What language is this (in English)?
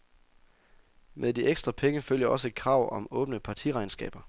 Danish